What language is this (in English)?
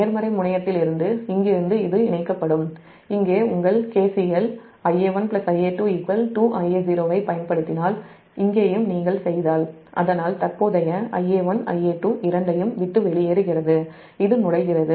Tamil